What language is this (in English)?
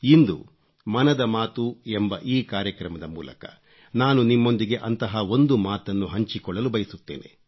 Kannada